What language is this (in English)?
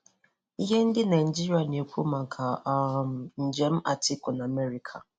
Igbo